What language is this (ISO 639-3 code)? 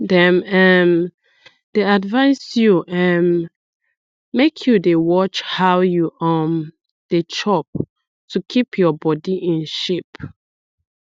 pcm